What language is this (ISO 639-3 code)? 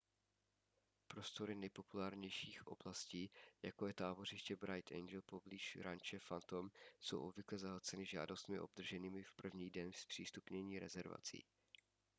ces